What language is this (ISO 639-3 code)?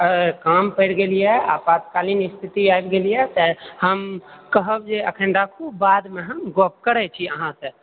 mai